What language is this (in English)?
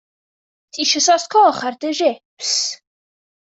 Welsh